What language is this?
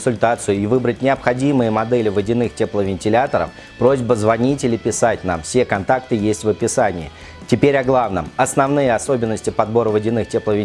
Russian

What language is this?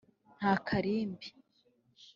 Kinyarwanda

